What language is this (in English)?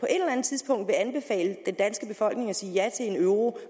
Danish